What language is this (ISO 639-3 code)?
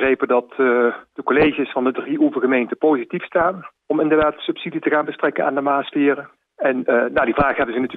nld